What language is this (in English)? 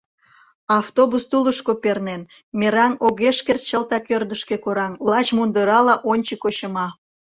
Mari